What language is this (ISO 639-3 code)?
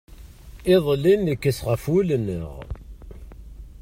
kab